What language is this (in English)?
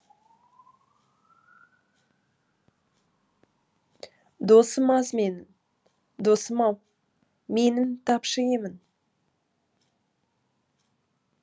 Kazakh